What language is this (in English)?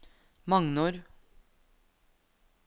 Norwegian